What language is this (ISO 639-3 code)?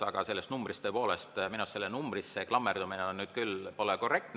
est